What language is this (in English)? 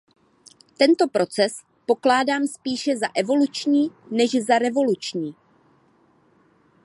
Czech